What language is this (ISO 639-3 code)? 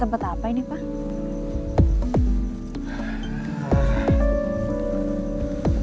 ind